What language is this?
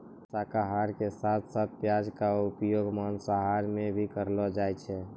Maithili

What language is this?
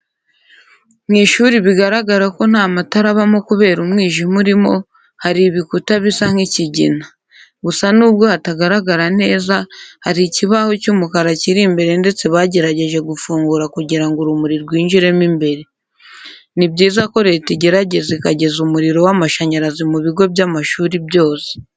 Kinyarwanda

